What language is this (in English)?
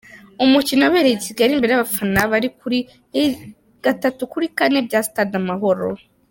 Kinyarwanda